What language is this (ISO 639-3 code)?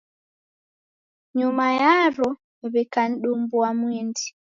dav